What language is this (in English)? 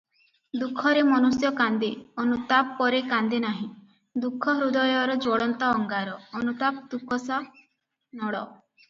Odia